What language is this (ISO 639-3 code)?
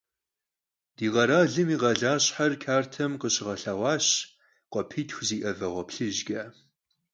kbd